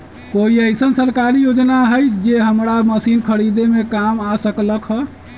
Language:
Magahi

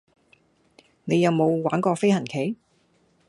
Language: Cantonese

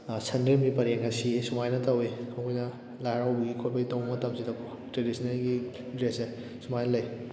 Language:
Manipuri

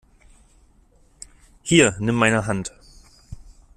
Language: German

